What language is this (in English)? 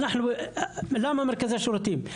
Hebrew